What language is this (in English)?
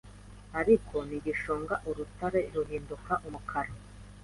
Kinyarwanda